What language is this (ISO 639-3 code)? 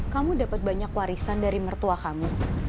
ind